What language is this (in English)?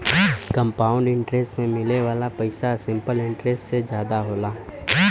Bhojpuri